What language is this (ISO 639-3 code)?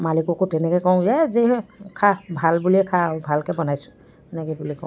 asm